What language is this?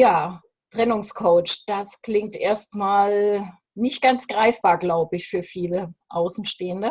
German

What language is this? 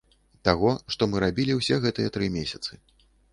Belarusian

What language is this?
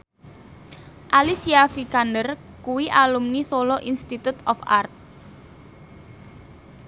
Javanese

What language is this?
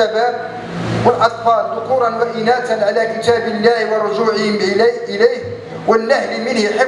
Arabic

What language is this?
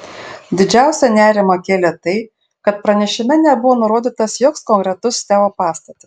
Lithuanian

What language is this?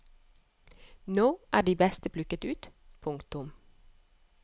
Norwegian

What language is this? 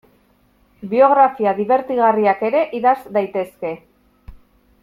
Basque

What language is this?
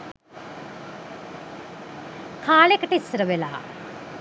Sinhala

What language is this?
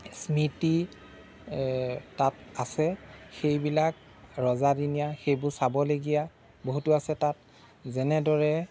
Assamese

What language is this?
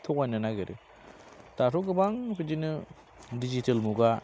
Bodo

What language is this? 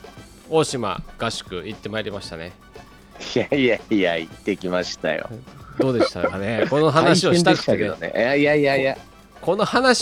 Japanese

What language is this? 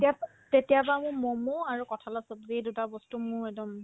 Assamese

